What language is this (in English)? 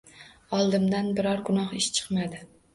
Uzbek